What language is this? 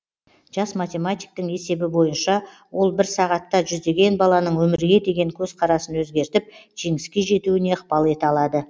Kazakh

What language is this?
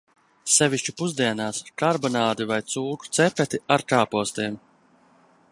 Latvian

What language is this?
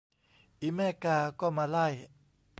Thai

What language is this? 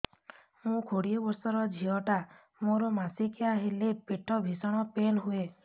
Odia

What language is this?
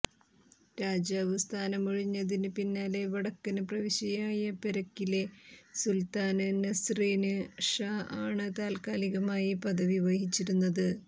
Malayalam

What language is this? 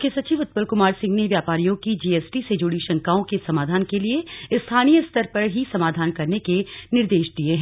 Hindi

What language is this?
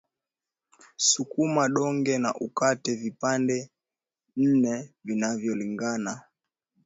Swahili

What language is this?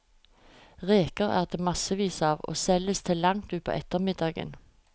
Norwegian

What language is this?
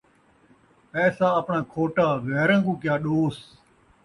Saraiki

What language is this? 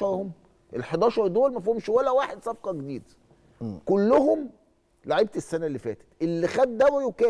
Arabic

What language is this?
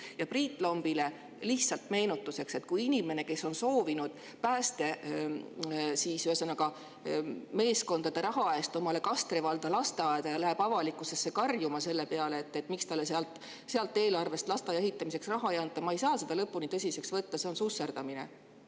Estonian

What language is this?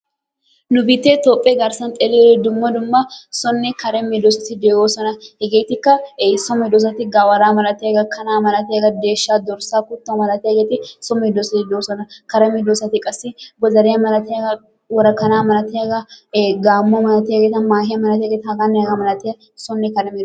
Wolaytta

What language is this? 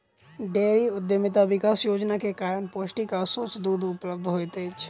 Maithili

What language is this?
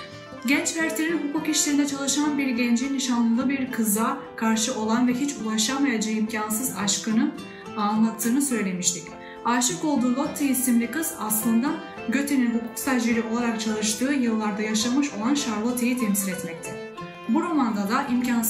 Turkish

